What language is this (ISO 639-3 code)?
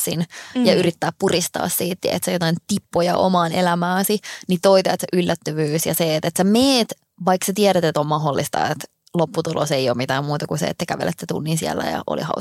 fin